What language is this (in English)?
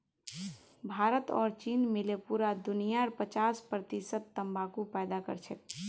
Magahi